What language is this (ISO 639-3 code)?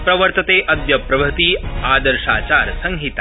san